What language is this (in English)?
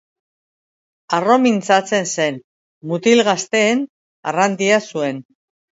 Basque